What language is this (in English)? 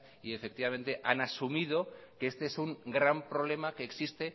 Spanish